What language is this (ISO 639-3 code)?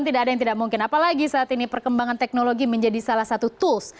ind